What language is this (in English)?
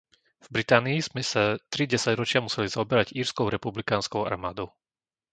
Slovak